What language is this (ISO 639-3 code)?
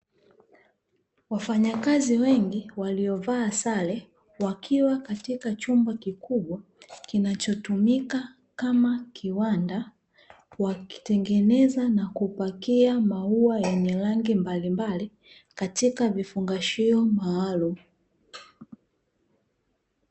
swa